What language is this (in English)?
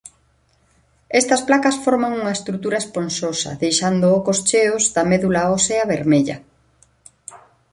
Galician